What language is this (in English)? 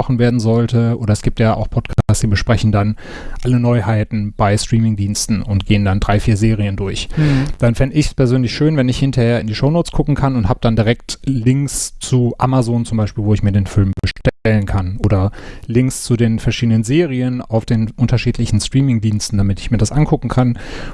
German